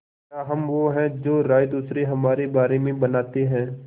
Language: Hindi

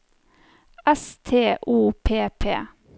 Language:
Norwegian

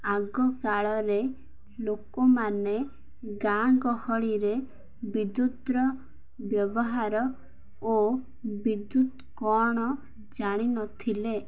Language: Odia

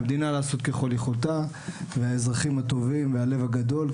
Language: Hebrew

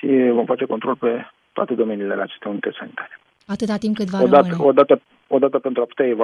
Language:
Romanian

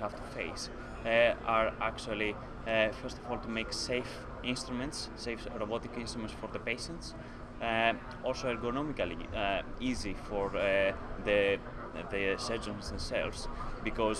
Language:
English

